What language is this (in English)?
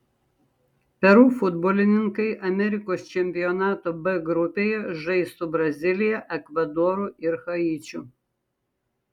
Lithuanian